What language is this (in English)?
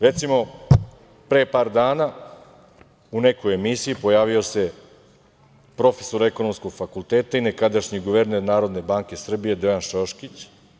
Serbian